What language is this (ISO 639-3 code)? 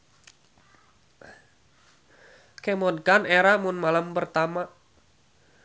sun